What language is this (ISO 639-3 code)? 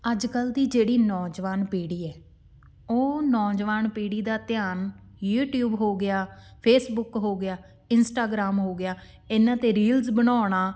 pan